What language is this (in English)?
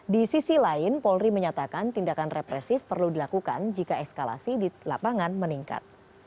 Indonesian